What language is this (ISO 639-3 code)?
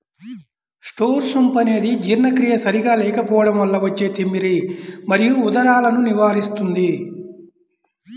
tel